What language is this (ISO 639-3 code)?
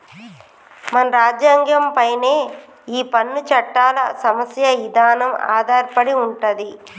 tel